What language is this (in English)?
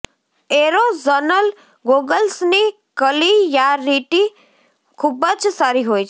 Gujarati